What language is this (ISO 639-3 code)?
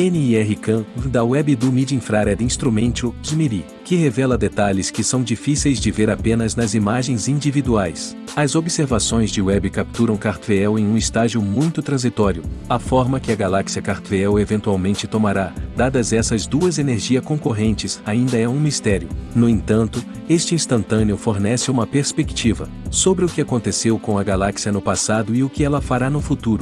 por